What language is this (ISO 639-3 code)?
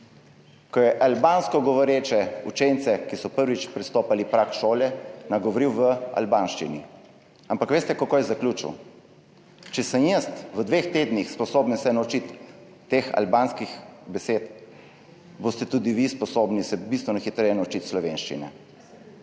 slv